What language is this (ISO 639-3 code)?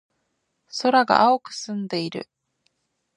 jpn